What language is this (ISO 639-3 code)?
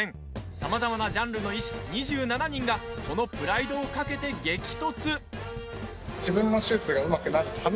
jpn